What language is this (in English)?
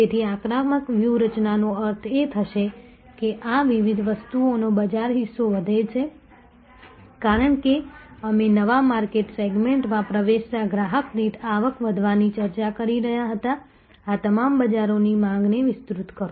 Gujarati